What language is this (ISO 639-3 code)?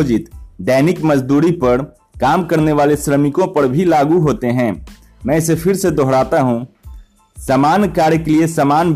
hin